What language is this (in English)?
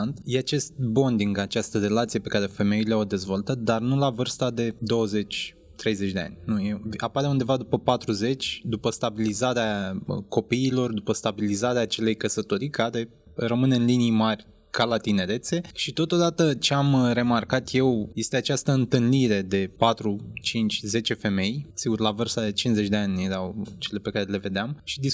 Romanian